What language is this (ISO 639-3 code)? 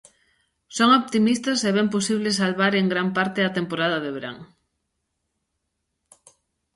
glg